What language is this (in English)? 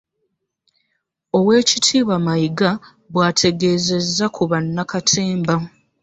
Ganda